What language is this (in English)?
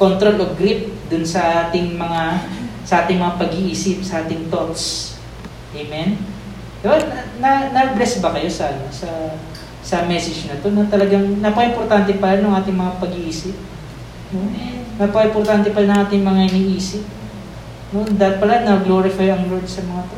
Filipino